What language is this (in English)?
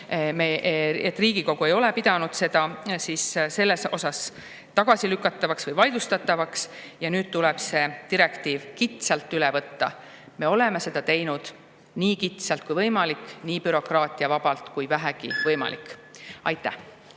Estonian